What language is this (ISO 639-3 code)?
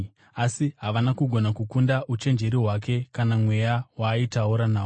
sna